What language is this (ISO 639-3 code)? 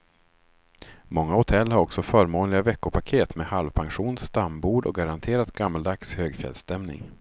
swe